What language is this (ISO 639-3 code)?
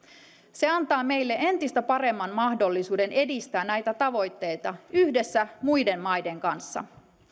fin